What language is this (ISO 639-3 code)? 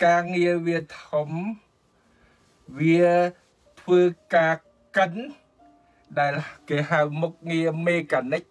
tha